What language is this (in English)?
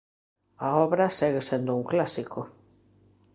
Galician